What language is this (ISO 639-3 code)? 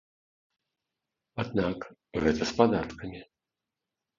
bel